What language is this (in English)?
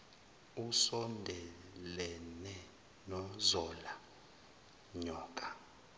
Zulu